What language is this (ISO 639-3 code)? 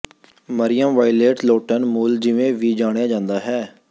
pan